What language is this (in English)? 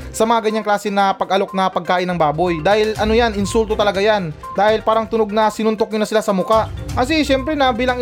Filipino